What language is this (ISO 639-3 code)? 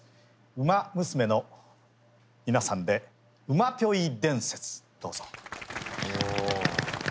jpn